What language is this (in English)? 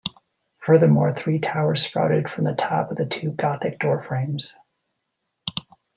English